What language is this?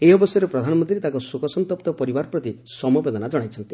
Odia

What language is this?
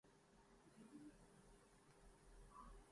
Urdu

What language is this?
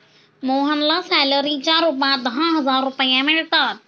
Marathi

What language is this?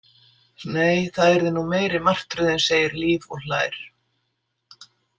Icelandic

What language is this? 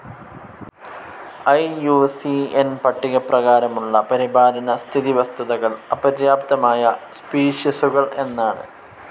Malayalam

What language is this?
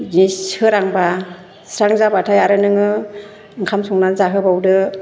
Bodo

